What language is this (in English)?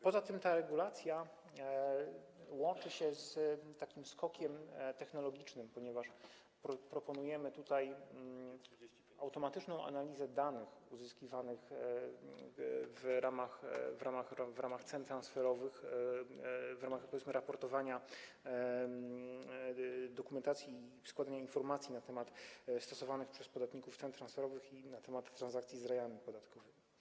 Polish